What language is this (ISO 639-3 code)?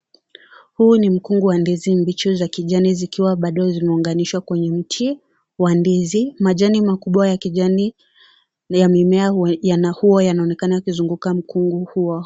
swa